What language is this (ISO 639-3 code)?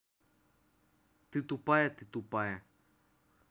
rus